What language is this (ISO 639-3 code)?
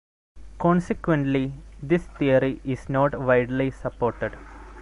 eng